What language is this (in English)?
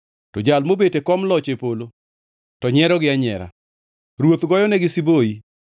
Luo (Kenya and Tanzania)